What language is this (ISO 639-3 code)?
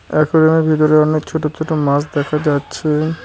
ben